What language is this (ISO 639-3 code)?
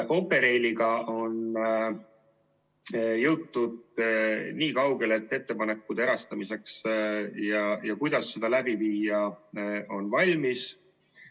est